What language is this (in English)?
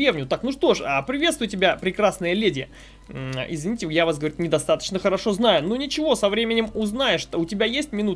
Russian